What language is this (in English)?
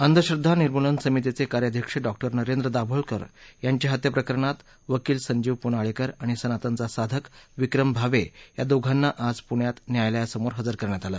Marathi